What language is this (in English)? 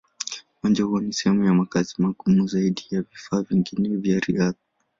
Swahili